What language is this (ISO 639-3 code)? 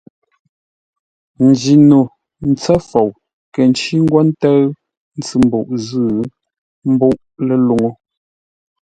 nla